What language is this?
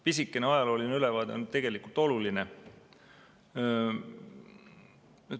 Estonian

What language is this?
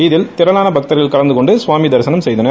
Tamil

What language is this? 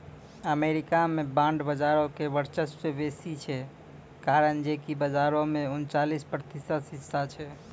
Maithili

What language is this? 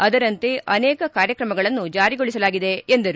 Kannada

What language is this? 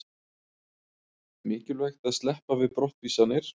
Icelandic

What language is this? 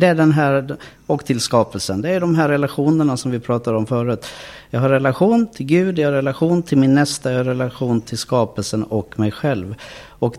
Swedish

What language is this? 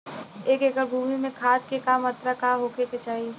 Bhojpuri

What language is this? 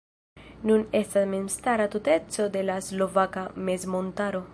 Esperanto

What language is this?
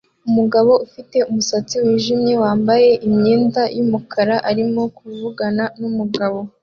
Kinyarwanda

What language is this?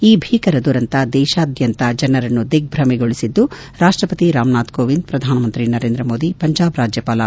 Kannada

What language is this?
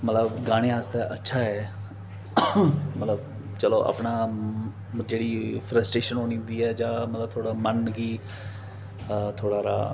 Dogri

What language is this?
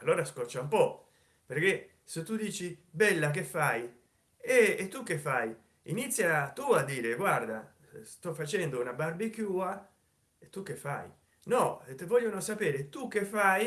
Italian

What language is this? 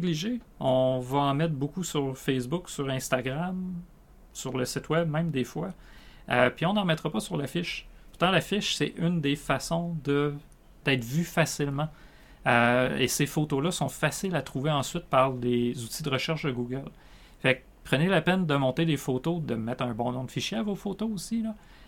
French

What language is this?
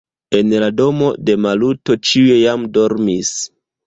Esperanto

